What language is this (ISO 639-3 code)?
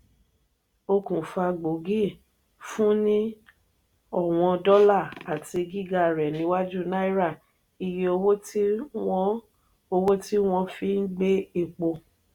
yor